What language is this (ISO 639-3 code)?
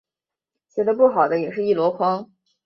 zho